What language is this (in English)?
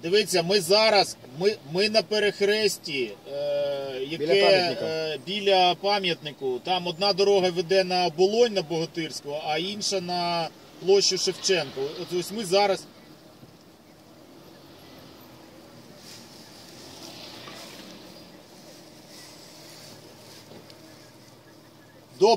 Russian